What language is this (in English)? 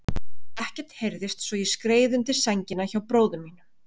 Icelandic